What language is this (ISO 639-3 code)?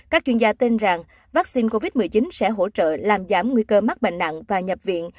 vie